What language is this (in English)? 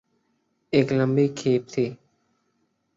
Urdu